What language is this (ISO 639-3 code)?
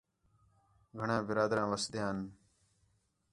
xhe